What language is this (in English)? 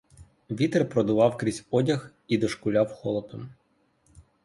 Ukrainian